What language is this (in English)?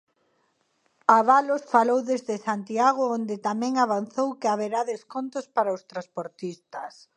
Galician